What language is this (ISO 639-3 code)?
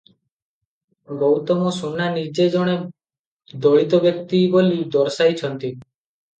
ori